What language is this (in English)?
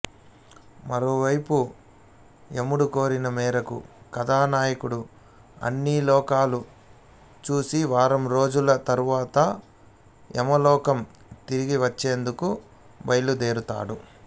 Telugu